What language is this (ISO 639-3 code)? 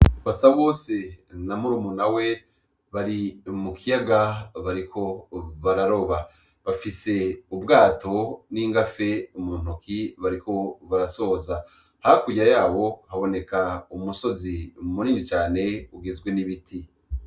run